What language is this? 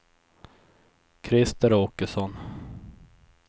Swedish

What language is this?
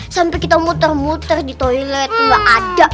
Indonesian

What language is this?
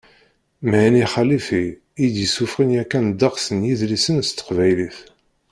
Kabyle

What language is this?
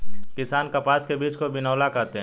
Hindi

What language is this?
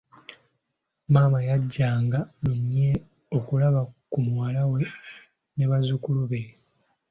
Ganda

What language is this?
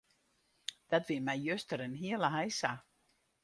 Western Frisian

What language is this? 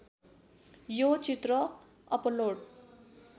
Nepali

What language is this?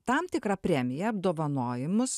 Lithuanian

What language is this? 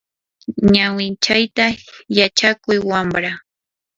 Yanahuanca Pasco Quechua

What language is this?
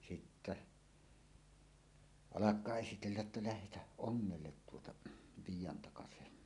Finnish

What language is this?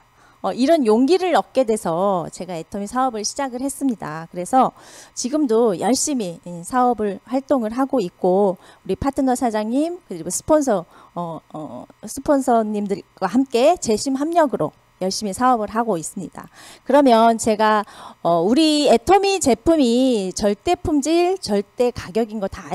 Korean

